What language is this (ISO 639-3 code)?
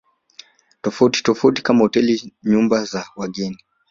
swa